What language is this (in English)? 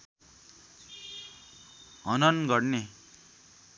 Nepali